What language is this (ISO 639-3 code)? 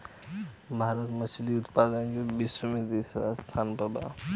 bho